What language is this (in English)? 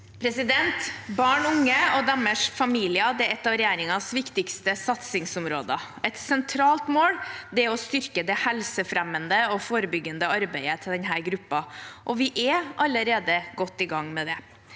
Norwegian